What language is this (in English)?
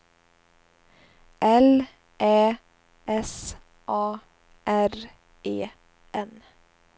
Swedish